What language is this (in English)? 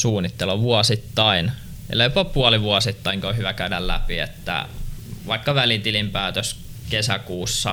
Finnish